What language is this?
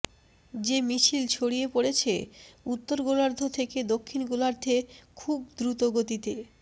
Bangla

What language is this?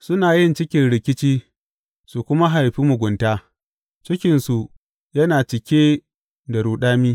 Hausa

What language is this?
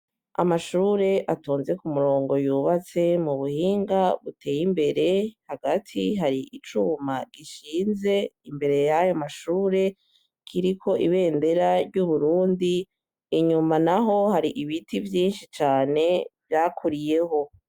Rundi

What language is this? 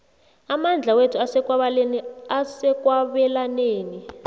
South Ndebele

